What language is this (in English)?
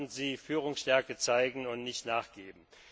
German